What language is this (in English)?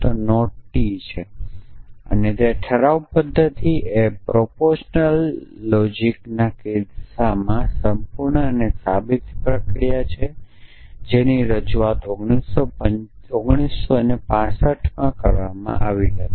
Gujarati